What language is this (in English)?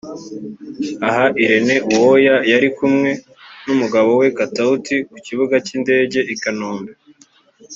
Kinyarwanda